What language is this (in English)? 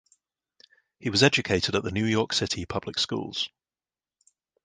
English